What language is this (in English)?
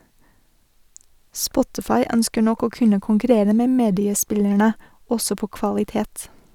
Norwegian